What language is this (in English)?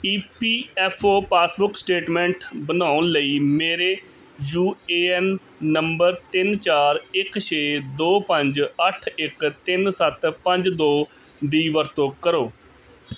Punjabi